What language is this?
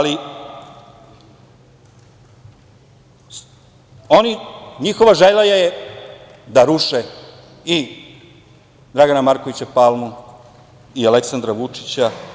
Serbian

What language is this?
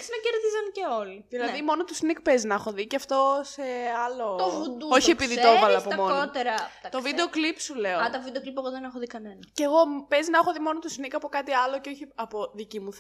Greek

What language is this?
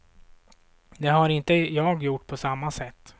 Swedish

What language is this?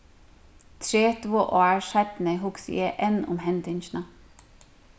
Faroese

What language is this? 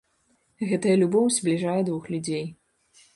Belarusian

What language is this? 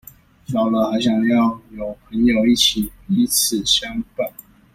Chinese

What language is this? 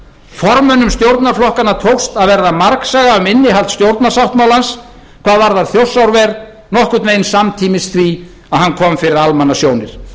Icelandic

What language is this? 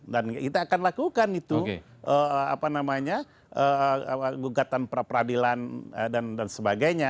Indonesian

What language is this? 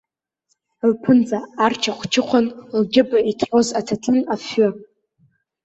Abkhazian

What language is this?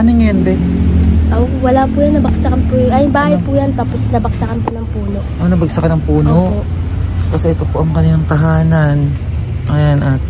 Filipino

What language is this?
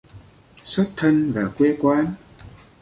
Vietnamese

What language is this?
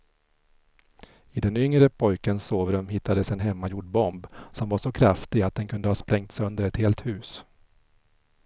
Swedish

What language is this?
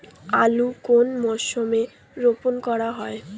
Bangla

